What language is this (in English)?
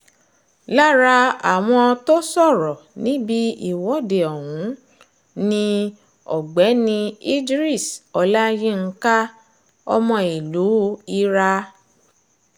Yoruba